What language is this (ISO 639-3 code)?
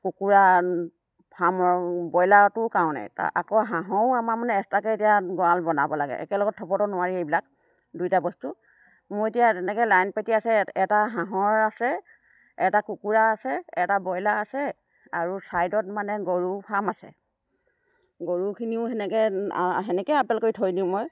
asm